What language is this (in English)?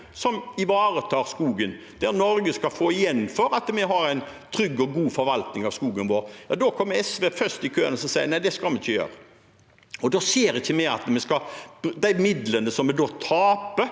Norwegian